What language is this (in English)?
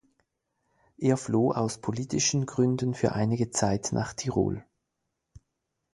German